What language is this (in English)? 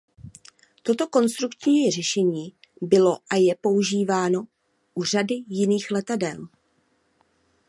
Czech